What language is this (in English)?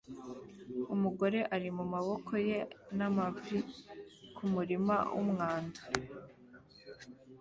Kinyarwanda